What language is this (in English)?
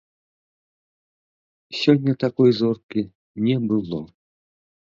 Belarusian